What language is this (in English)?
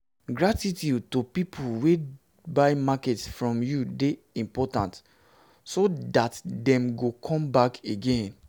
Nigerian Pidgin